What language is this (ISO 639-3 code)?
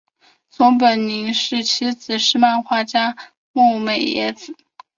zho